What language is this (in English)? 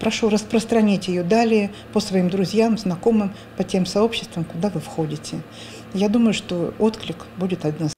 Russian